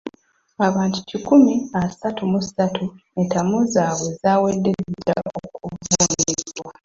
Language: Ganda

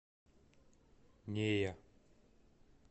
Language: Russian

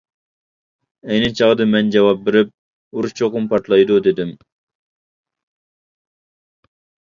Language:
Uyghur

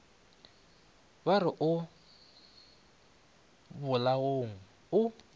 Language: Northern Sotho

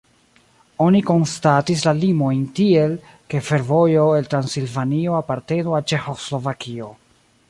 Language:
Esperanto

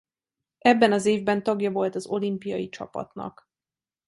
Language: Hungarian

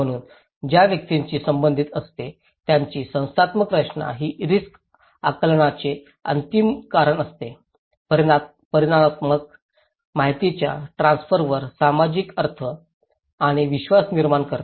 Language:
Marathi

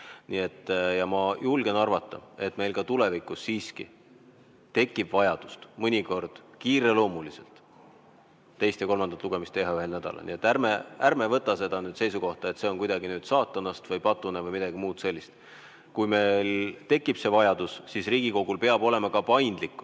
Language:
Estonian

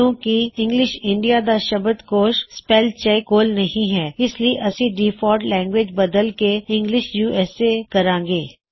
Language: Punjabi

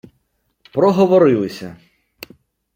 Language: Ukrainian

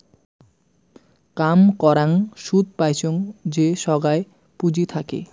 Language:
Bangla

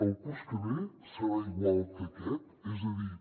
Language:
Catalan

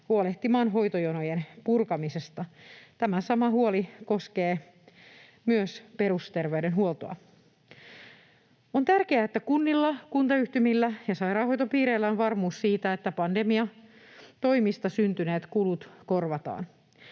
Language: Finnish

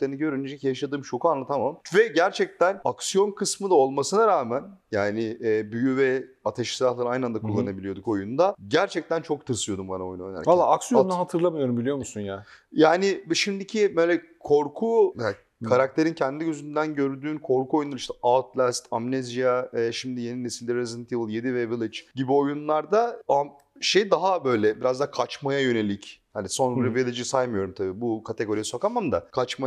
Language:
Turkish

